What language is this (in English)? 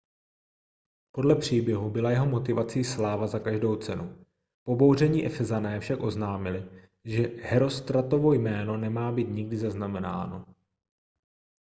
Czech